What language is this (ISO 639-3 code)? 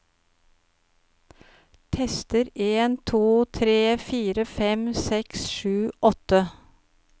nor